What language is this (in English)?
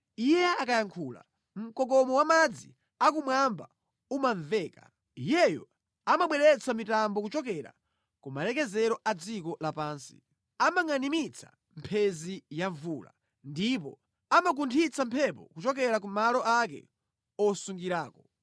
Nyanja